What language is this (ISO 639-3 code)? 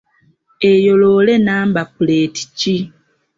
lug